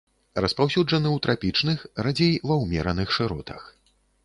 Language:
Belarusian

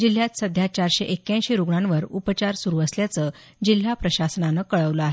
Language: Marathi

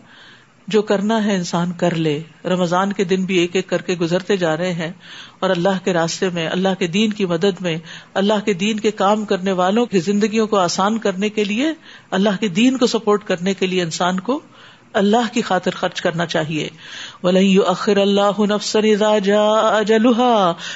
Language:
Urdu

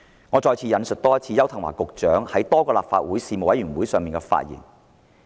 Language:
Cantonese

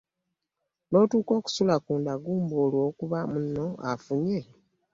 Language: Ganda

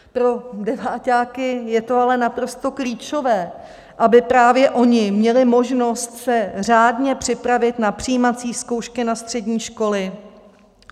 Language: Czech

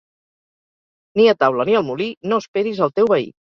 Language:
Catalan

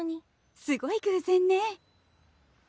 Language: Japanese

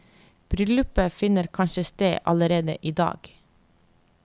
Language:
Norwegian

